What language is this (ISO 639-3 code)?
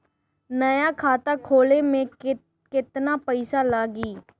bho